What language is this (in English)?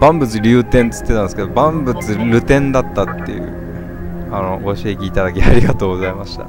Japanese